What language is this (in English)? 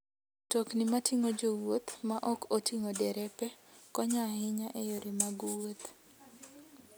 Luo (Kenya and Tanzania)